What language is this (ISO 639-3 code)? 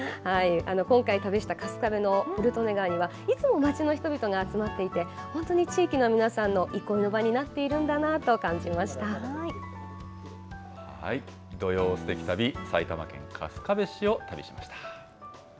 jpn